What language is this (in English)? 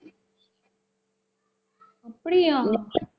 Tamil